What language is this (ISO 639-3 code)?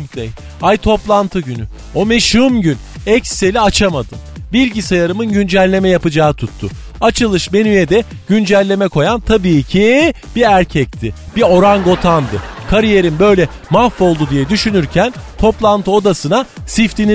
tur